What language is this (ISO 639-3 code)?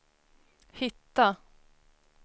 swe